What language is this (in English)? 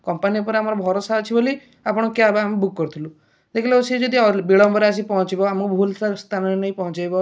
Odia